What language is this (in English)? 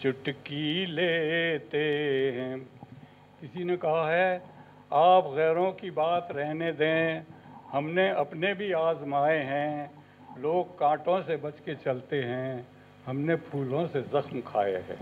Urdu